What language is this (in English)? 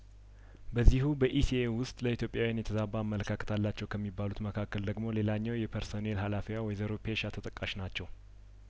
Amharic